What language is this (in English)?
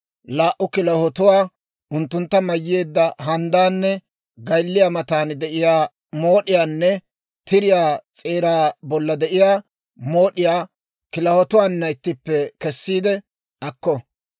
Dawro